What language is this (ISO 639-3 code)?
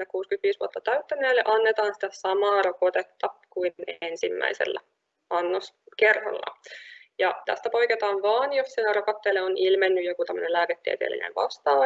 fin